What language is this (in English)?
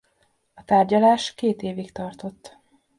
Hungarian